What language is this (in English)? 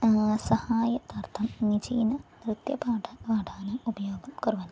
Sanskrit